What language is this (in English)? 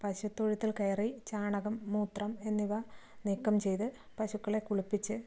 Malayalam